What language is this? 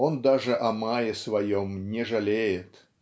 Russian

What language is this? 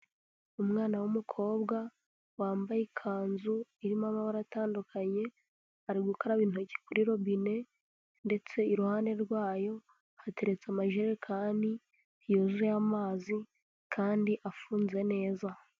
Kinyarwanda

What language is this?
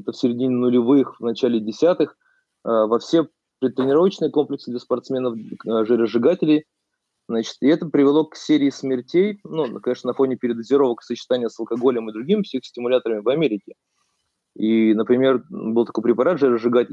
Russian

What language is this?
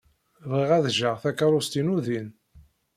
Kabyle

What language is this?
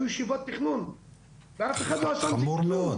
Hebrew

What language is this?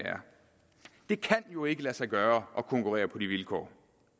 Danish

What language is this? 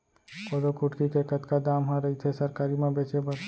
Chhattisgarhi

